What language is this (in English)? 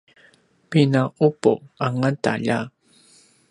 Paiwan